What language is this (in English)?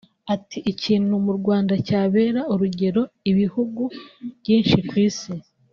Kinyarwanda